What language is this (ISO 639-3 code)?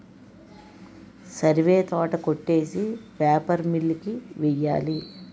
tel